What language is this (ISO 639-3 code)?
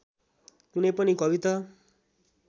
nep